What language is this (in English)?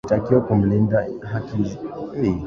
Swahili